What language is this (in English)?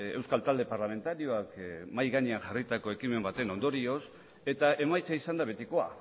Basque